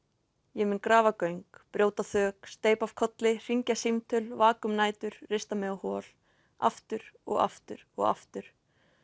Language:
Icelandic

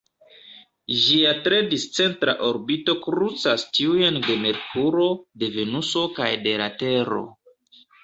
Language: Esperanto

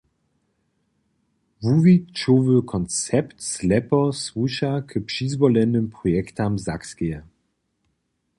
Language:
Upper Sorbian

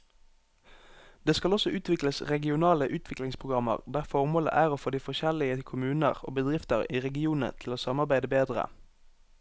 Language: Norwegian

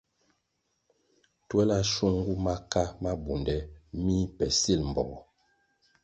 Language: Kwasio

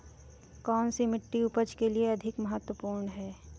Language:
Hindi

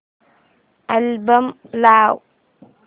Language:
Marathi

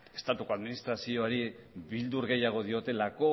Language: Basque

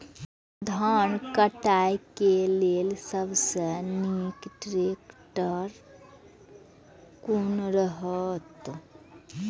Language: Maithili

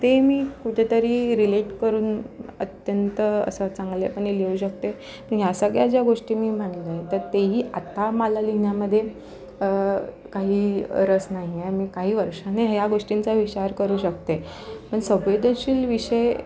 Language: Marathi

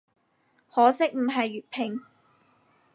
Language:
Cantonese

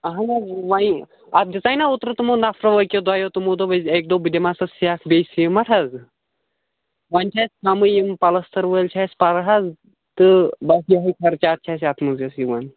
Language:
Kashmiri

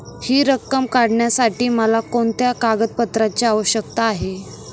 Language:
Marathi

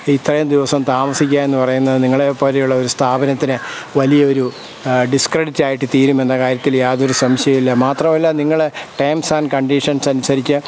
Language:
Malayalam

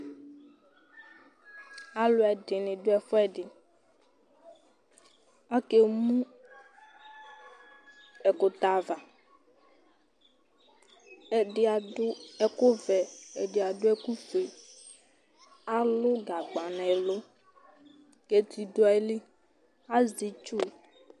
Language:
Ikposo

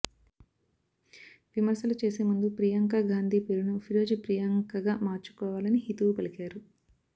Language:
Telugu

